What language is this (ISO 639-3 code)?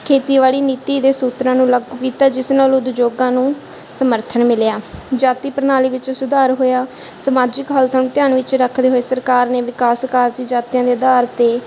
pan